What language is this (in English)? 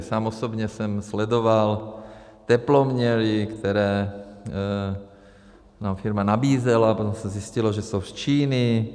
Czech